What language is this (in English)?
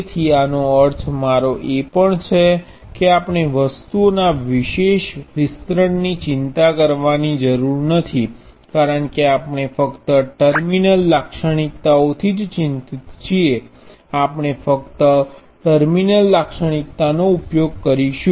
Gujarati